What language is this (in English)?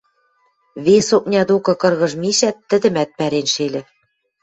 Western Mari